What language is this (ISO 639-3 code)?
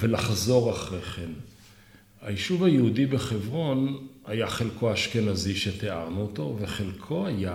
heb